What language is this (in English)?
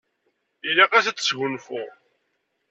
Kabyle